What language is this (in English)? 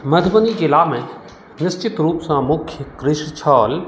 Maithili